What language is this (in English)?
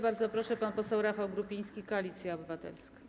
Polish